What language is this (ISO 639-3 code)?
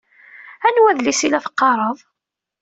kab